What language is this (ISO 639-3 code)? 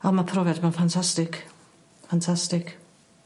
cym